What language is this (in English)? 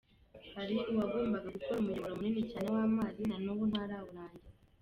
Kinyarwanda